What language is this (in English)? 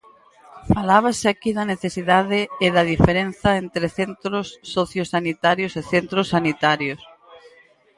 Galician